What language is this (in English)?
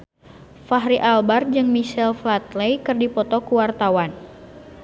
Sundanese